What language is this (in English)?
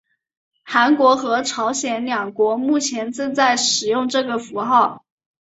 Chinese